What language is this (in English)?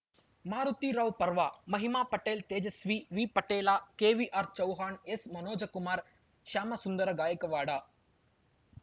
Kannada